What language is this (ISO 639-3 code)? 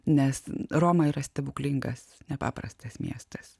lit